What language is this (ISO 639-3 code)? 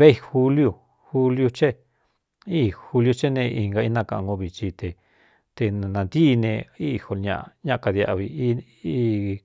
xtu